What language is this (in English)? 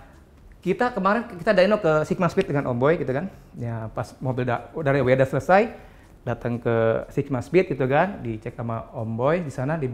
Indonesian